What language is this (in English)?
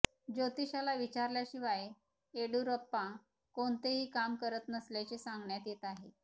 Marathi